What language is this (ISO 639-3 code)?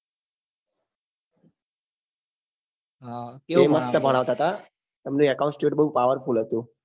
guj